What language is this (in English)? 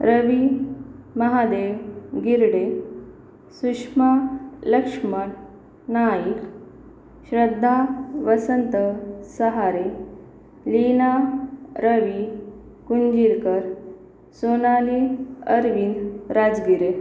Marathi